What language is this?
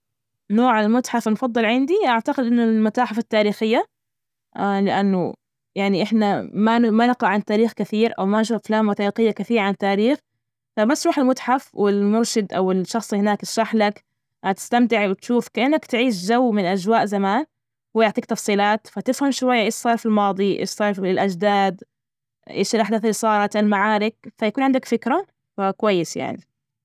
Najdi Arabic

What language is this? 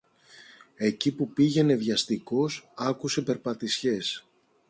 Greek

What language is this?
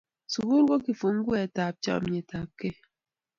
Kalenjin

